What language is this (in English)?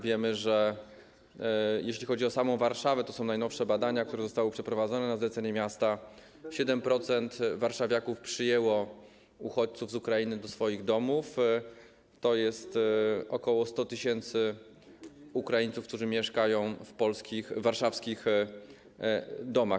Polish